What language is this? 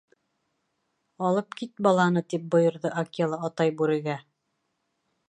Bashkir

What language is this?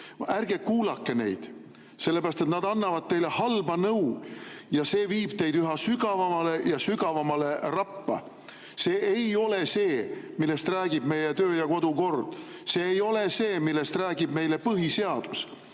Estonian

